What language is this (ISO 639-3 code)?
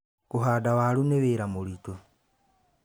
kik